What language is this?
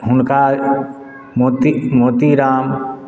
Maithili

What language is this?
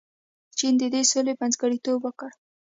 Pashto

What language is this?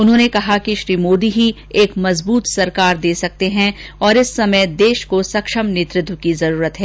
Hindi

